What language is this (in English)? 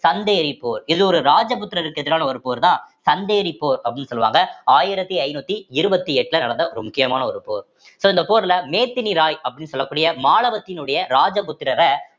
Tamil